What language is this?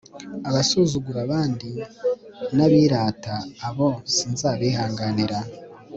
Kinyarwanda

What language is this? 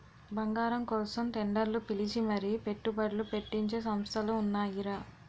Telugu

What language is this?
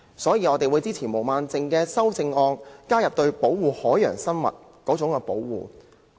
Cantonese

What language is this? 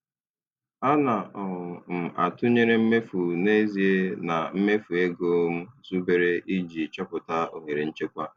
Igbo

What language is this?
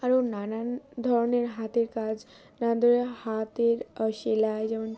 Bangla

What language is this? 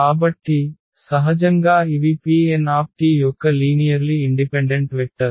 Telugu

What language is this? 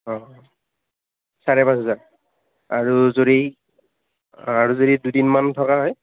Assamese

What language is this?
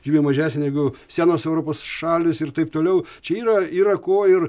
Lithuanian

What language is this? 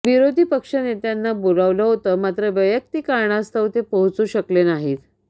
Marathi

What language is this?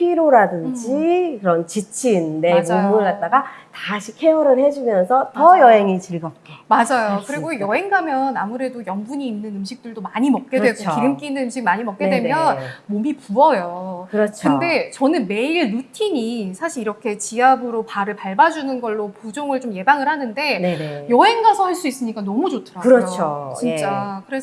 Korean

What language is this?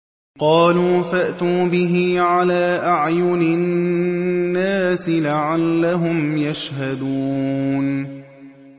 Arabic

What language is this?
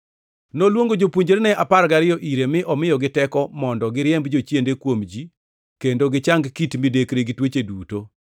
Luo (Kenya and Tanzania)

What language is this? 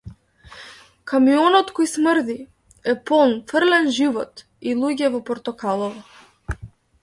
Macedonian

